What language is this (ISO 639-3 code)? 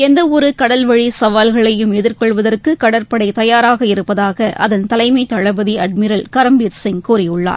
tam